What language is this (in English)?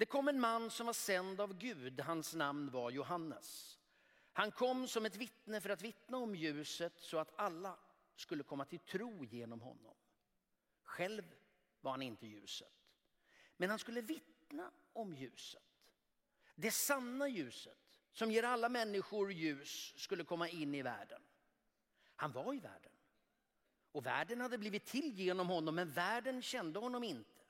Swedish